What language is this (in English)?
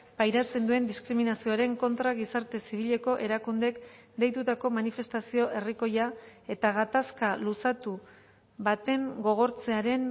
Basque